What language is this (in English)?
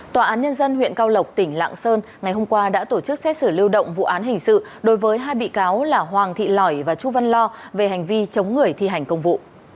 Vietnamese